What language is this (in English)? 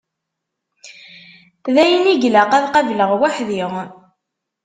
Kabyle